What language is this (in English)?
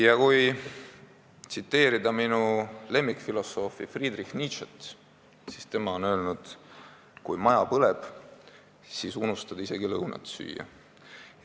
Estonian